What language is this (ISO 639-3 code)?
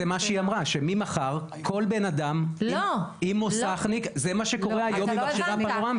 heb